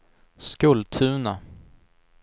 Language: Swedish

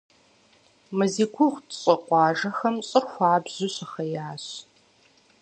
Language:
Kabardian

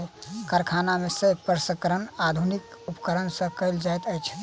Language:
Maithili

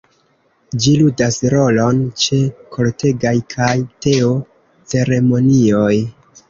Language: Esperanto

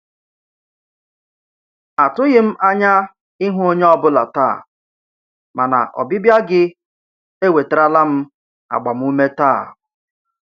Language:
Igbo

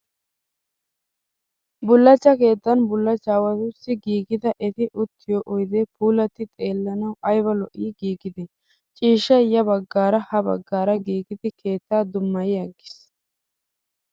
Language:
Wolaytta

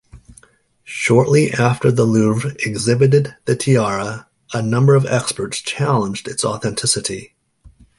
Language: English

